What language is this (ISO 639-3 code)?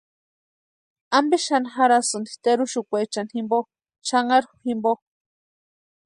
pua